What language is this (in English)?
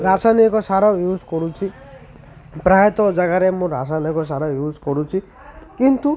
Odia